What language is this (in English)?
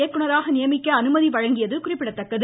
Tamil